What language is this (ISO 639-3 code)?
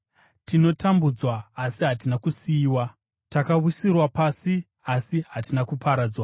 sna